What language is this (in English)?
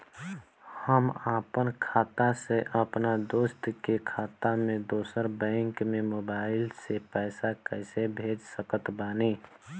Bhojpuri